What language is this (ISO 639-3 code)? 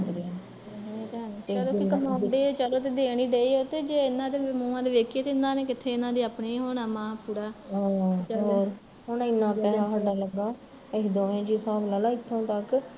pan